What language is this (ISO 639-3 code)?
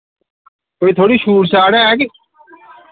doi